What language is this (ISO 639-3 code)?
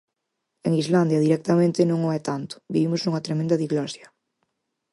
glg